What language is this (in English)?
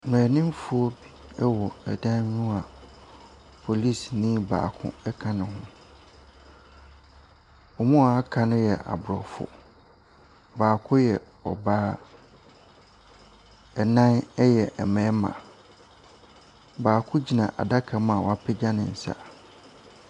Akan